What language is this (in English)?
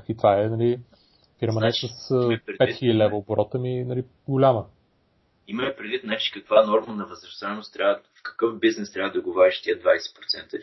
Bulgarian